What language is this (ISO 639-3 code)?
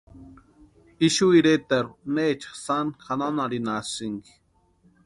pua